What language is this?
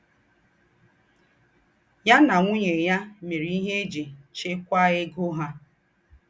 Igbo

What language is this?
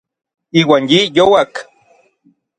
Orizaba Nahuatl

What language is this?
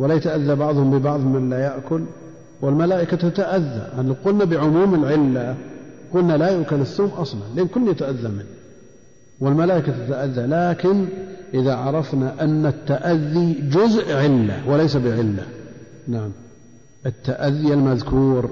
Arabic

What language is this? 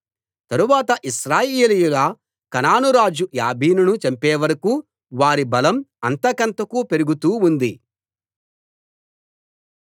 Telugu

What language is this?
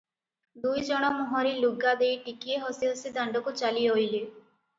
Odia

